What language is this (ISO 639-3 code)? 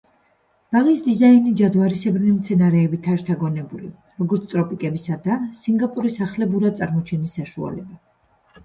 kat